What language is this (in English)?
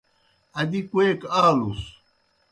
Kohistani Shina